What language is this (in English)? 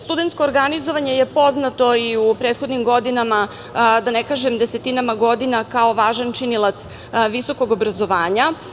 Serbian